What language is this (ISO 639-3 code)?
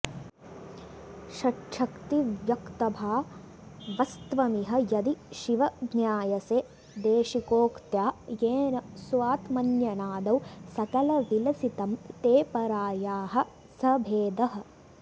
san